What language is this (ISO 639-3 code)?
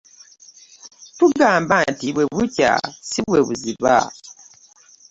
lug